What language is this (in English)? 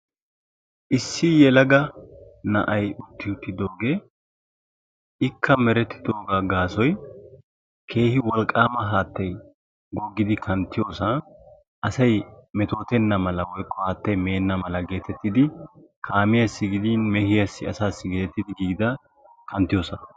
Wolaytta